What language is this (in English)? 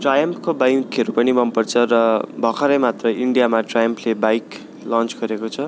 Nepali